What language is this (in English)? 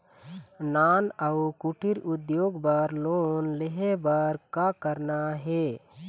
Chhattisgarhi